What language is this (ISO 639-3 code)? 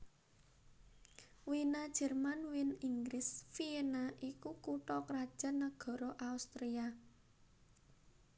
jav